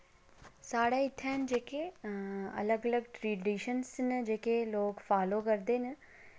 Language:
Dogri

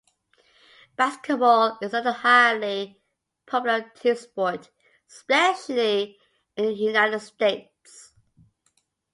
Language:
English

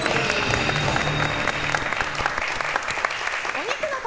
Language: Japanese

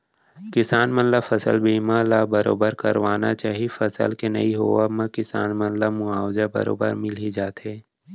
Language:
Chhattisgarhi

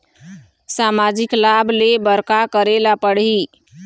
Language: Chhattisgarhi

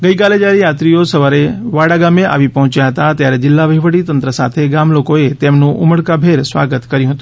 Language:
Gujarati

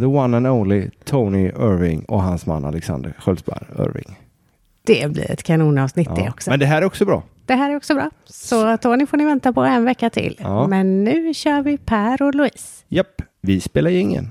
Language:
Swedish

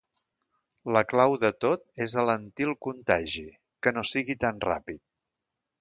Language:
Catalan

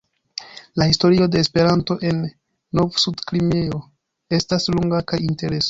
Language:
Esperanto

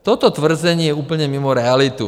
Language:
Czech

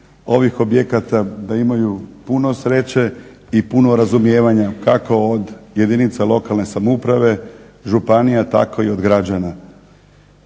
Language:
Croatian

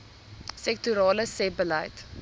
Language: Afrikaans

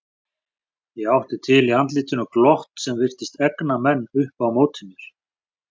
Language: Icelandic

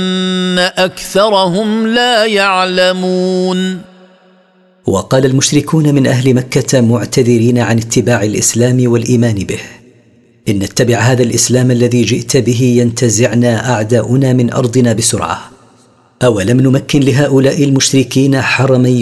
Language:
Arabic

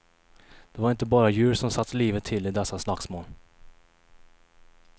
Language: Swedish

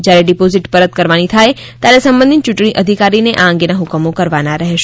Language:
Gujarati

